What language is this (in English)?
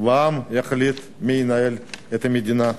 Hebrew